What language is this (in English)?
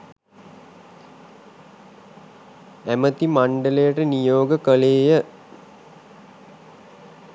Sinhala